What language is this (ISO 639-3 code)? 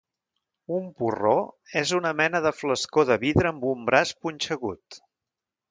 cat